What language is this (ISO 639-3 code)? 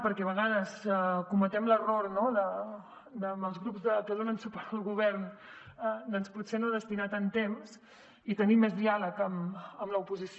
cat